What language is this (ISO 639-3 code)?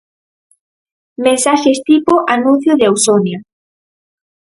glg